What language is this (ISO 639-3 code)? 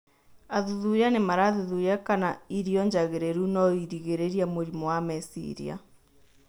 kik